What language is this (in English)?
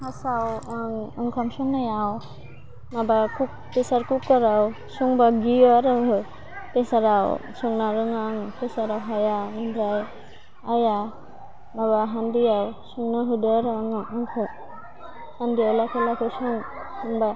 Bodo